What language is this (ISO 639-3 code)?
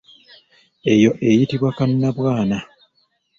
lug